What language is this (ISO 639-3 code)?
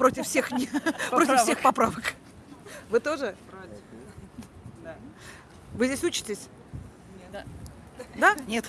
rus